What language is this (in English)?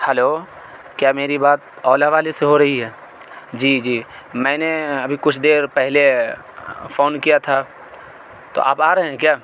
Urdu